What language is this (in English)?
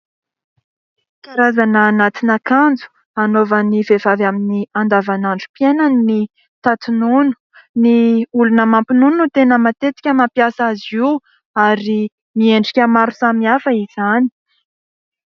Malagasy